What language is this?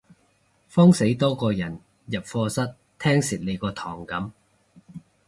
Cantonese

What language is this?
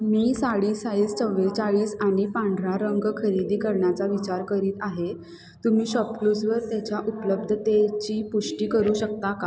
Marathi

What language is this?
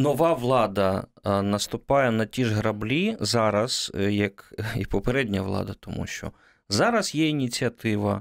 Ukrainian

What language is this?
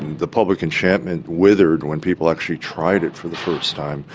English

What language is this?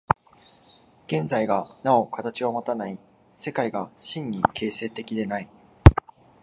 Japanese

